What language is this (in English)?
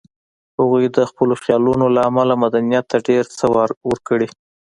Pashto